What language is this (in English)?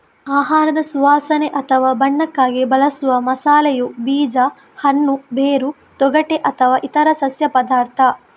Kannada